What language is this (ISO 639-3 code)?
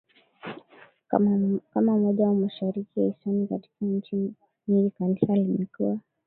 swa